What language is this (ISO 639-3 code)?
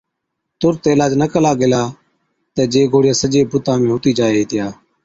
odk